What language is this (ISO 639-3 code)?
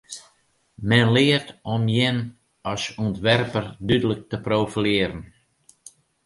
fry